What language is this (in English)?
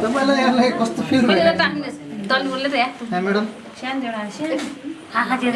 English